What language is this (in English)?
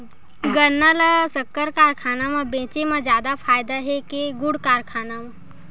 Chhattisgarhi